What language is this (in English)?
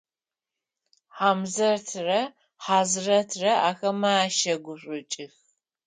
Adyghe